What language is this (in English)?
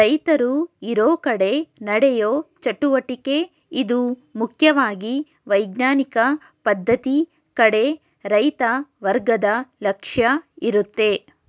Kannada